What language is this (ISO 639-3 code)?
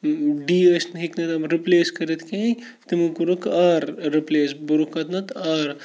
kas